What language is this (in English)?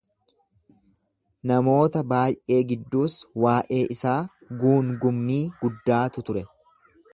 Oromo